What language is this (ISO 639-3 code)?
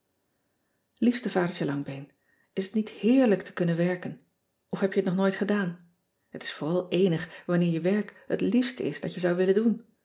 nld